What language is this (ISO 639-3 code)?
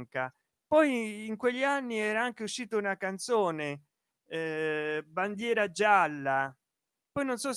ita